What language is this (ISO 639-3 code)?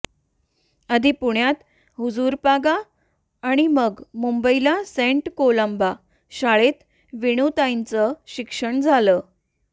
mar